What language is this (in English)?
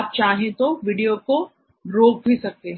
Hindi